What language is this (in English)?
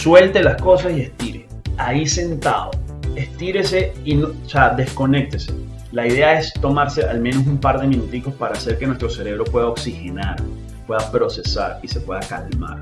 Spanish